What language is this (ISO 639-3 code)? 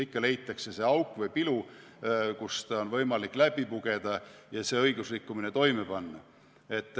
est